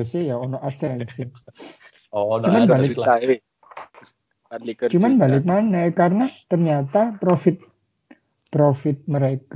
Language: Indonesian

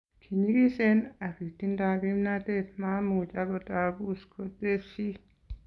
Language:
Kalenjin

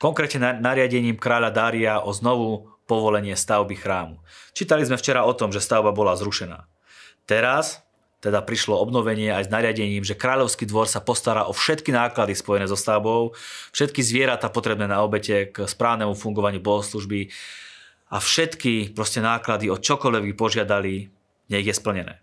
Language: Slovak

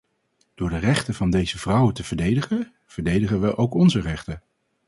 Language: Dutch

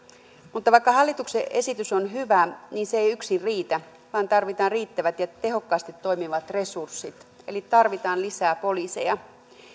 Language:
Finnish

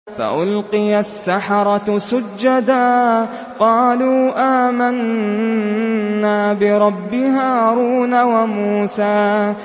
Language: Arabic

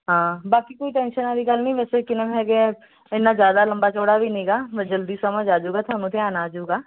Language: Punjabi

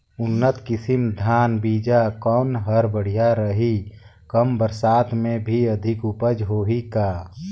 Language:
Chhattisgarhi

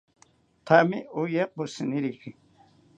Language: South Ucayali Ashéninka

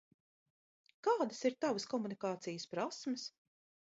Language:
Latvian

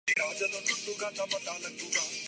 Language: Urdu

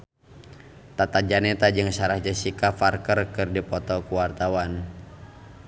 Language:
Sundanese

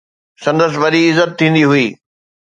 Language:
Sindhi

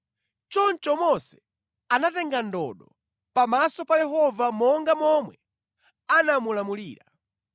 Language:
Nyanja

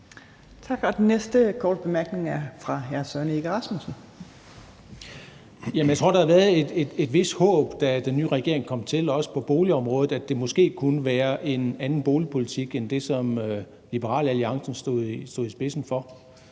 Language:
Danish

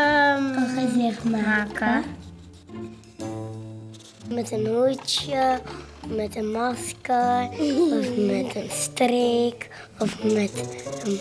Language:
Dutch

